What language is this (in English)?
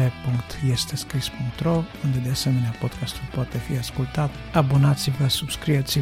Romanian